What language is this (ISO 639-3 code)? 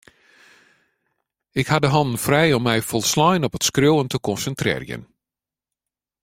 fry